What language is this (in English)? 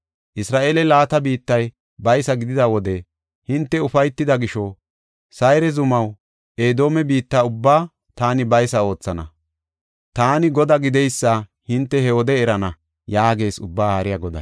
Gofa